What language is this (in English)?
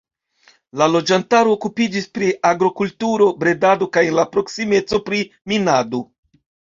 Esperanto